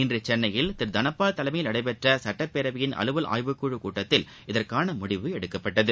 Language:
Tamil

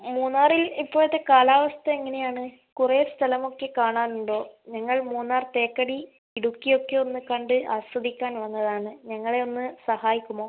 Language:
Malayalam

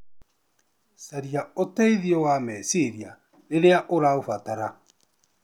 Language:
Kikuyu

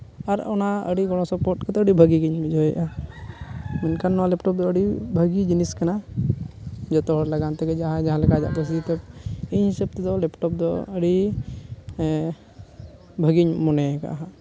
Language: Santali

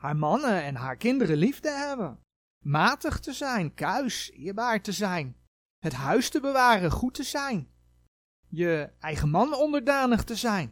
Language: Dutch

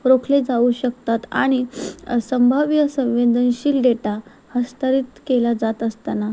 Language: Marathi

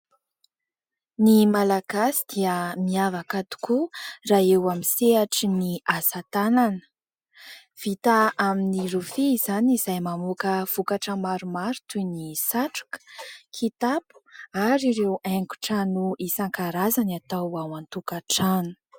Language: Malagasy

